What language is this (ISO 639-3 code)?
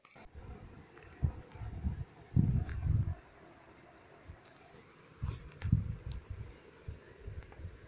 tel